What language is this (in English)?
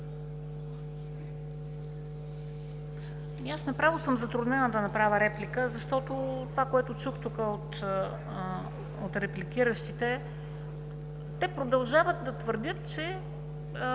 Bulgarian